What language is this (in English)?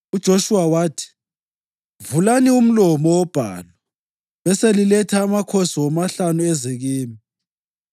North Ndebele